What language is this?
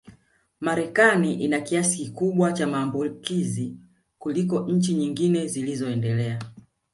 Swahili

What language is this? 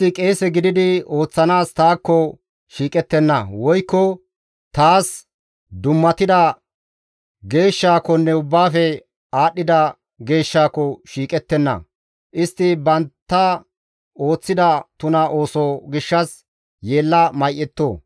Gamo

